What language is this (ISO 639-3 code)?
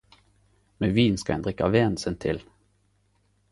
nno